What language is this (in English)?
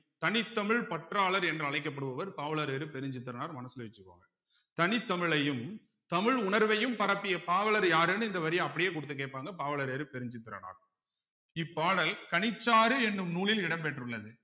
Tamil